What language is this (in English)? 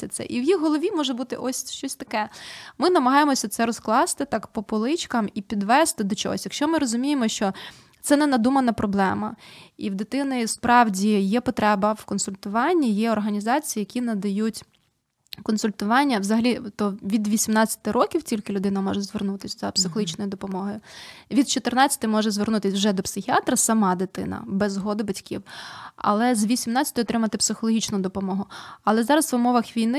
Ukrainian